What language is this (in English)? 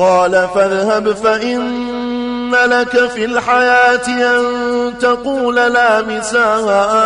Arabic